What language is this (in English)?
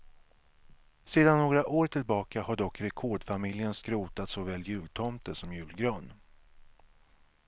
Swedish